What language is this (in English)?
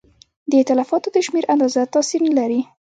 Pashto